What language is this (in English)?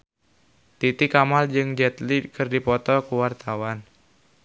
Sundanese